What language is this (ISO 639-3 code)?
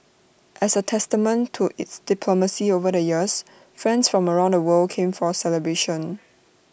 eng